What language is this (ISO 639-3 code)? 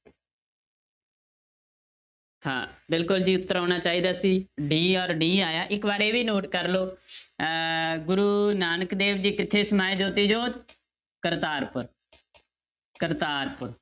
pan